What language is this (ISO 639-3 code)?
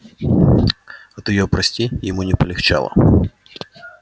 rus